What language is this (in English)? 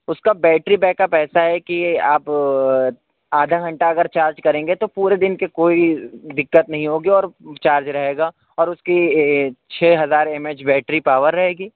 Urdu